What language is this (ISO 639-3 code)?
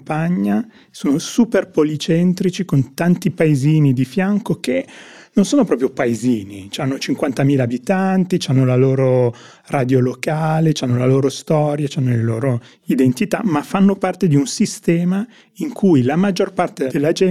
ita